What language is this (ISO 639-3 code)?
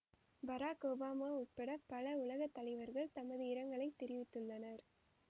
tam